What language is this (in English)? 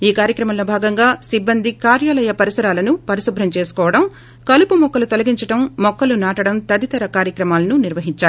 Telugu